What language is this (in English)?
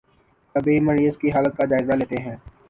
Urdu